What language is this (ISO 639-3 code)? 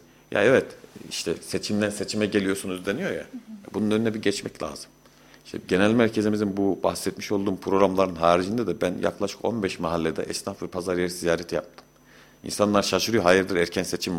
tur